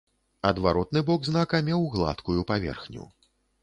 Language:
Belarusian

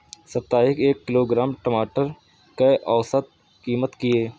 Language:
Maithili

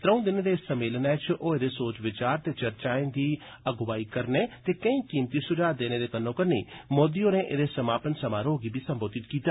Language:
Dogri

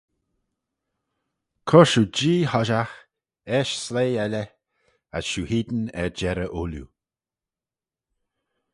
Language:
Manx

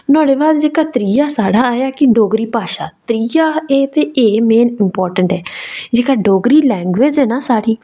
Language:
Dogri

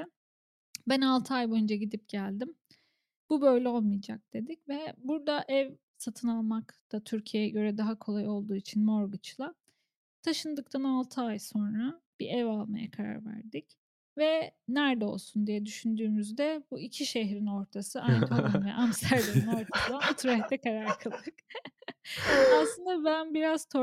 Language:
Turkish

